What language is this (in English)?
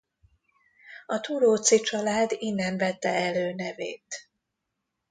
Hungarian